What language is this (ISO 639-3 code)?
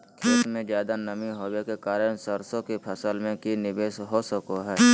mag